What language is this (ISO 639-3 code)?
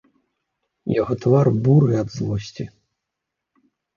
bel